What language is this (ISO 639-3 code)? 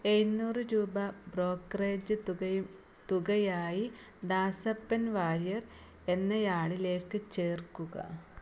mal